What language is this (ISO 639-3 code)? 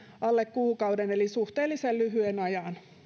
fin